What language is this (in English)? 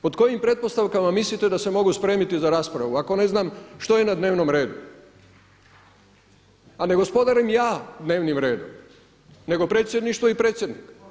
Croatian